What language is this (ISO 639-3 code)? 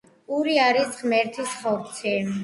kat